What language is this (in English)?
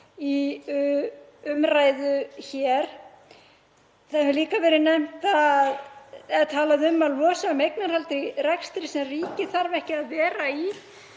Icelandic